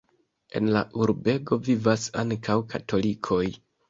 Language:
Esperanto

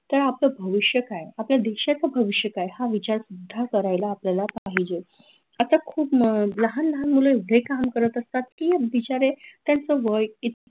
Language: Marathi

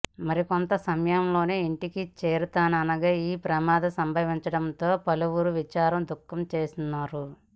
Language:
Telugu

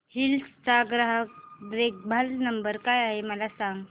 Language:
Marathi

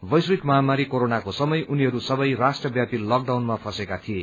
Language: Nepali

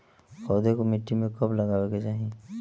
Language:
Bhojpuri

